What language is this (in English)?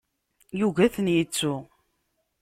Kabyle